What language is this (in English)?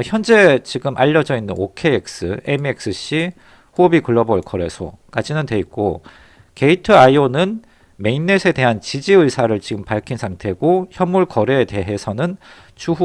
Korean